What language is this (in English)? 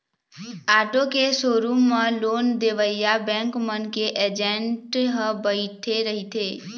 Chhattisgarhi